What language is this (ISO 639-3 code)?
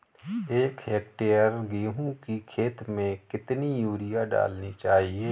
hin